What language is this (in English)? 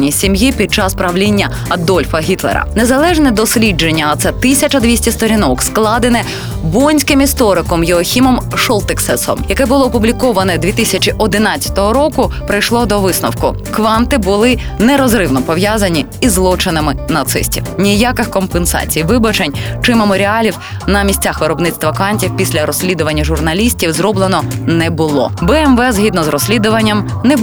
Ukrainian